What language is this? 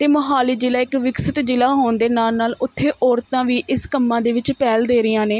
Punjabi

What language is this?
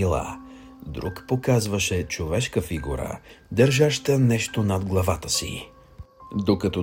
Bulgarian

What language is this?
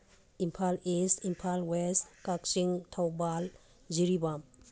Manipuri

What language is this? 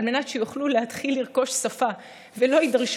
Hebrew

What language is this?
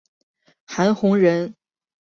Chinese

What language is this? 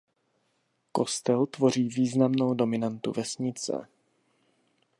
Czech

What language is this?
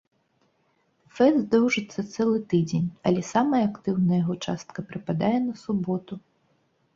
Belarusian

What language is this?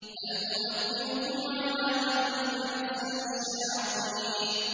Arabic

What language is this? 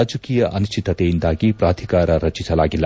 Kannada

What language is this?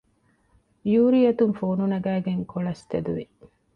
Divehi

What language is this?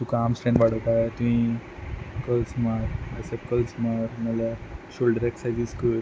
Konkani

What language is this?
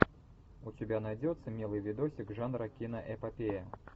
Russian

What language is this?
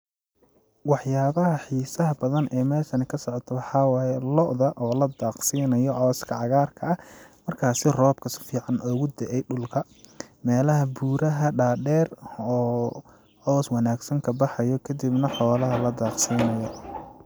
Somali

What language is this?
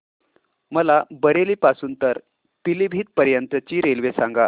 Marathi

